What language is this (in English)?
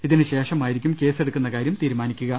Malayalam